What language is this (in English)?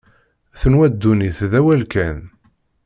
Kabyle